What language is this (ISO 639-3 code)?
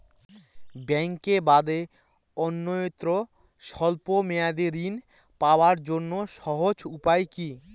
ben